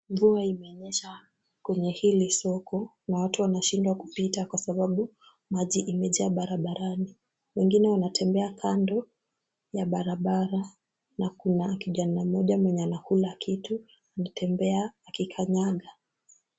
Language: Swahili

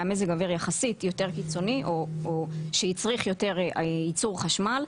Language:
Hebrew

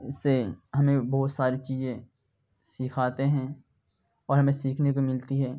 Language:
Urdu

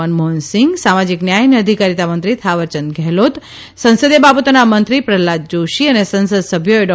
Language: Gujarati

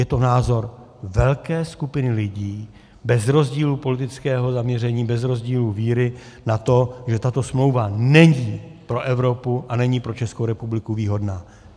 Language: Czech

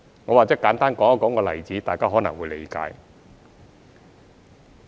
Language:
Cantonese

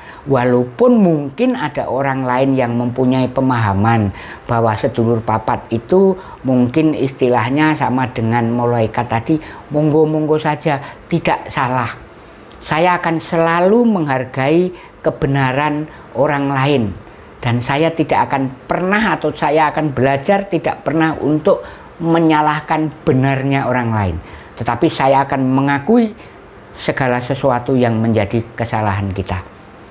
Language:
Indonesian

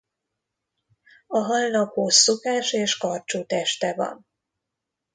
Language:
Hungarian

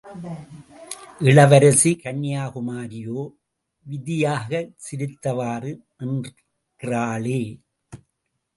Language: Tamil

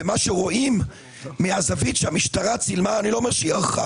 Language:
Hebrew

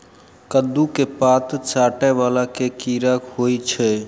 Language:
Maithili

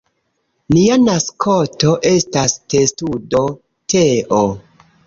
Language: Esperanto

